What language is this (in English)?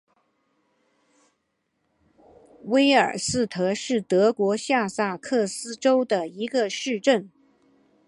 Chinese